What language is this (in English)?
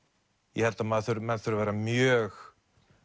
Icelandic